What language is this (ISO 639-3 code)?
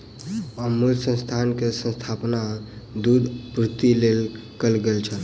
mai